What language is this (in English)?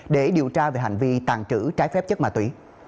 Vietnamese